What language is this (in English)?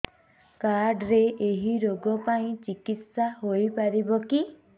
Odia